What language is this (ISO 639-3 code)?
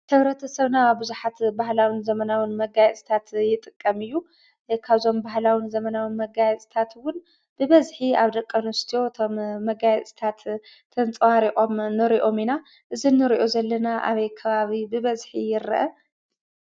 tir